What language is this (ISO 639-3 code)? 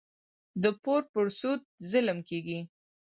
pus